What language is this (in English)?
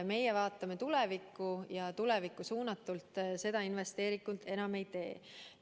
Estonian